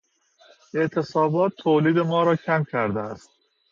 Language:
Persian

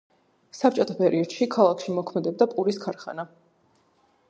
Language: Georgian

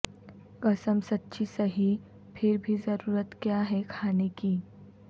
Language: Urdu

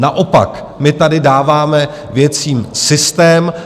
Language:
Czech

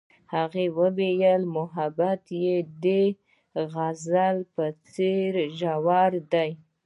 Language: Pashto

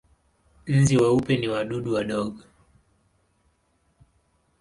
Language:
Swahili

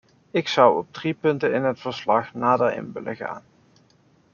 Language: Dutch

